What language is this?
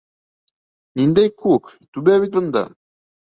Bashkir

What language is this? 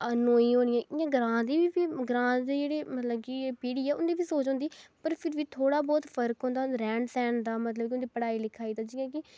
Dogri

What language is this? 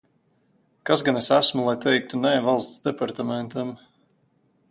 Latvian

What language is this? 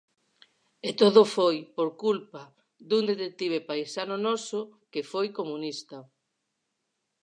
Galician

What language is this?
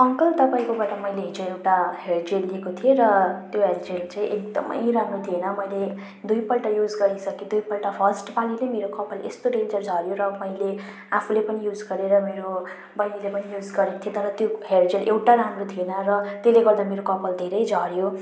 Nepali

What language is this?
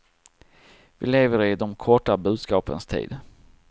Swedish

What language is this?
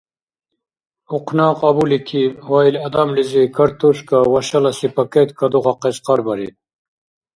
Dargwa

